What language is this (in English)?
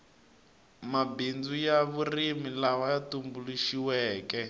Tsonga